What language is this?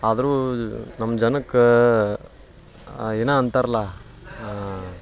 Kannada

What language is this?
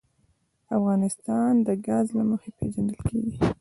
Pashto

